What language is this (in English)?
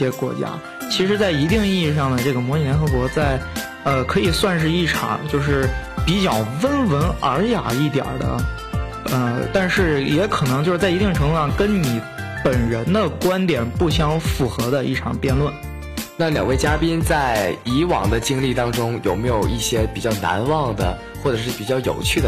Chinese